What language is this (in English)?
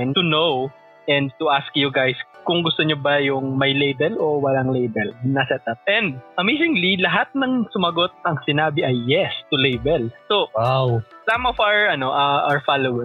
Filipino